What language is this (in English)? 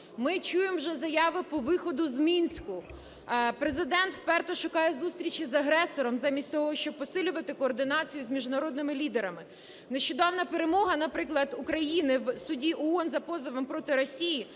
Ukrainian